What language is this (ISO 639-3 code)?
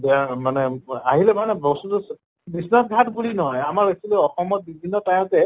asm